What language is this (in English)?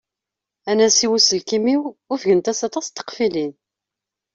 Kabyle